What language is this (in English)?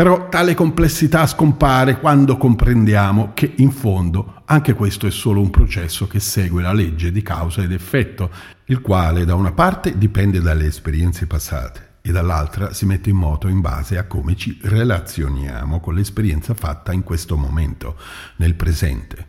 Italian